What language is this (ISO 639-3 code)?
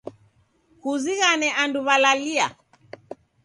dav